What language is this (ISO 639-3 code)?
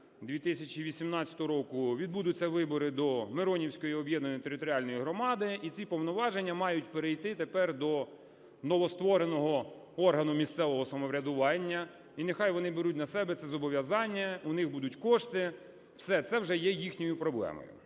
ukr